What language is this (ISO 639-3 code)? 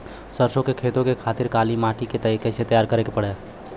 bho